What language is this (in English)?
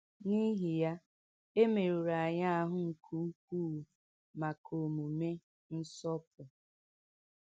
Igbo